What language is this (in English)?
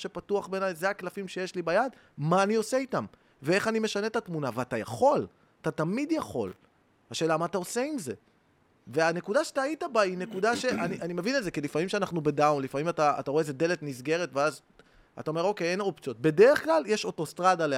Hebrew